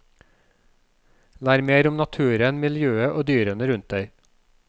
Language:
Norwegian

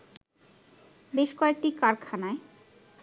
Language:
Bangla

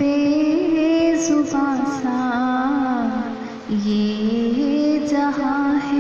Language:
Hindi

